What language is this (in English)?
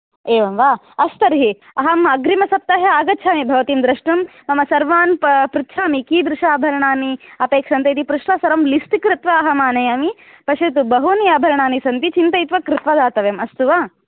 Sanskrit